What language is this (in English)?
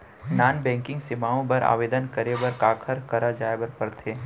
Chhattisgarhi